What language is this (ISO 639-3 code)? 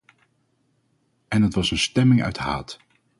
nld